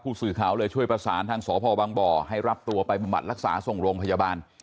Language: Thai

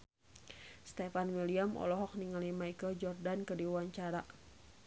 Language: Sundanese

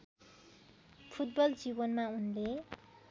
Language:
Nepali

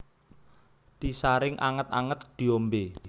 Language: Javanese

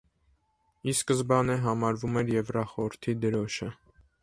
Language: Armenian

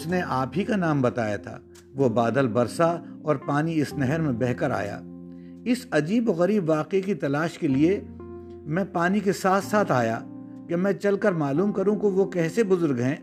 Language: Urdu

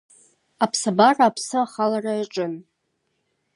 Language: Abkhazian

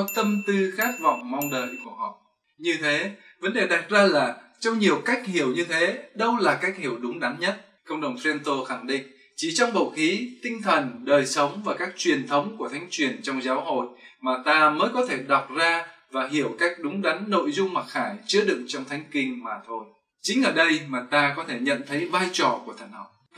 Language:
Vietnamese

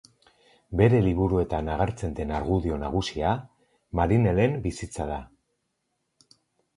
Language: Basque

